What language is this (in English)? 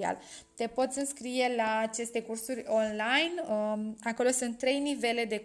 Romanian